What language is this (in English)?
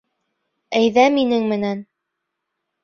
Bashkir